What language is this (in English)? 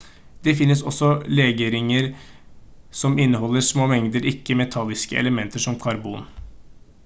Norwegian Bokmål